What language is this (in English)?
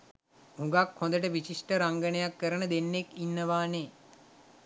Sinhala